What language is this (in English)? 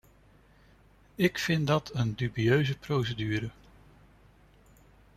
Dutch